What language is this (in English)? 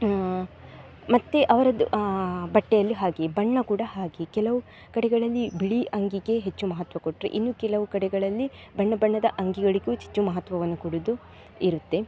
Kannada